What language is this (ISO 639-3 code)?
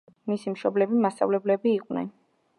kat